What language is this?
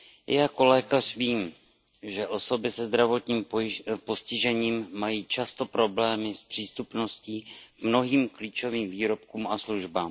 Czech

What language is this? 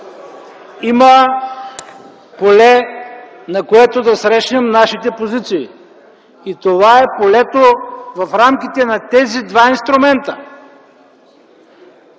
Bulgarian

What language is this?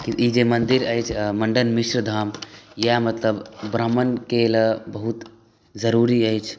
Maithili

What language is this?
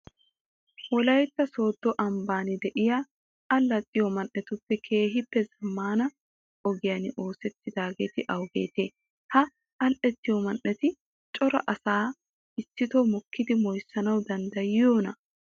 Wolaytta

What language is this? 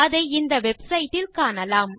Tamil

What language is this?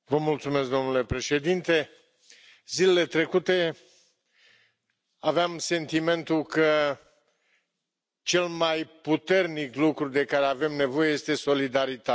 Romanian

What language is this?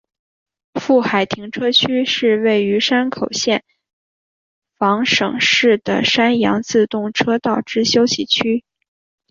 Chinese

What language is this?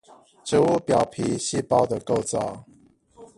Chinese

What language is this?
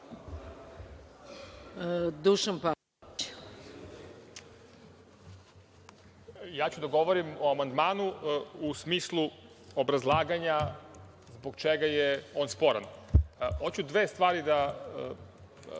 Serbian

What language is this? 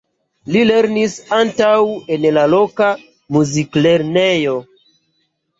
Esperanto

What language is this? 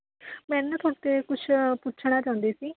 Punjabi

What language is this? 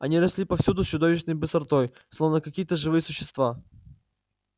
Russian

